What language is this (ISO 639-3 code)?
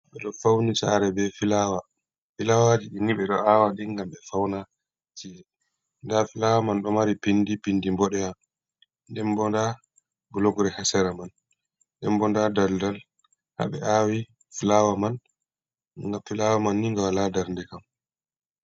ful